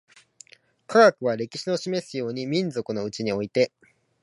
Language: Japanese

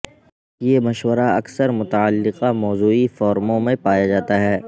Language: Urdu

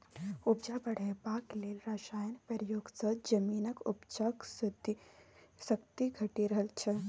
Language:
Maithili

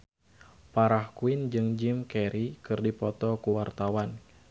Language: Sundanese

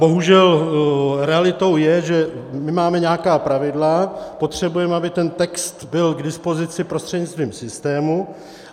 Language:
Czech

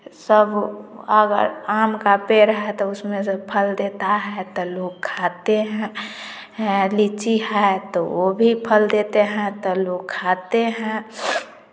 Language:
Hindi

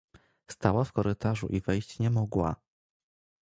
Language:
Polish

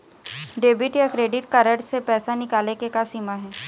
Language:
Chhattisgarhi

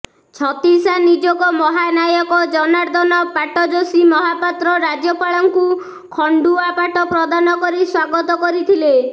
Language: Odia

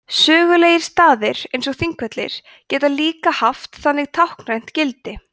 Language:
Icelandic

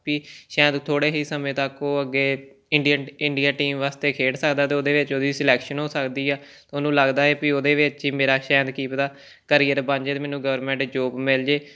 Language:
Punjabi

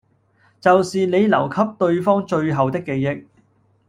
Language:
Cantonese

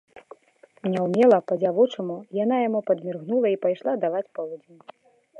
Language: Belarusian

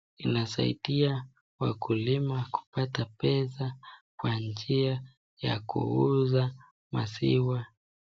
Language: Swahili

